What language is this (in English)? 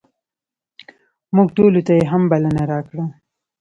Pashto